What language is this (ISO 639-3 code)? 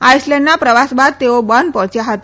guj